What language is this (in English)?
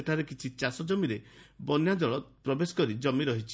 Odia